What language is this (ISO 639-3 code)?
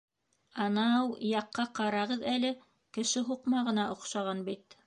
bak